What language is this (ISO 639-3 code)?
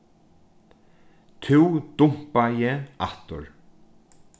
fao